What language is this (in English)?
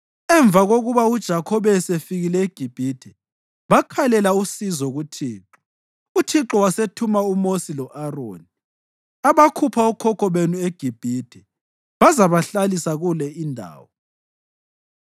North Ndebele